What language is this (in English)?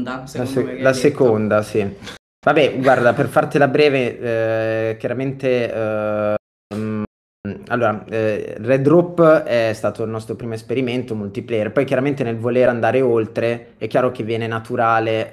Italian